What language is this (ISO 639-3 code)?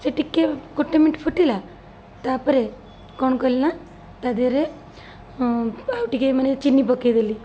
ori